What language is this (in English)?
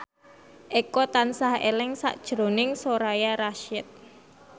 Javanese